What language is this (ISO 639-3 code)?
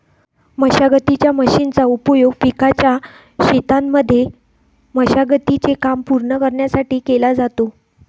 mar